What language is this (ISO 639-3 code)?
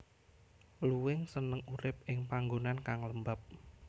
jav